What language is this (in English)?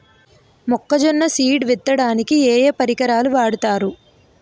Telugu